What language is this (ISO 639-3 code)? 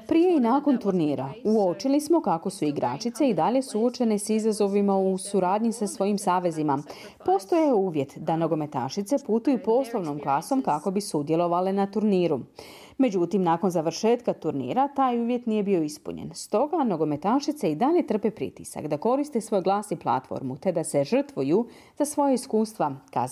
hrv